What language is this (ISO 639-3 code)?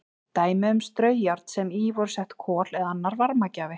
isl